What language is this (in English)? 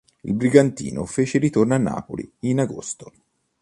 Italian